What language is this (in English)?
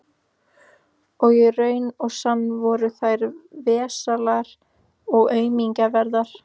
Icelandic